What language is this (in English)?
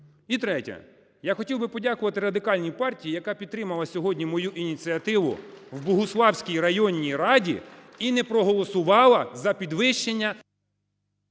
Ukrainian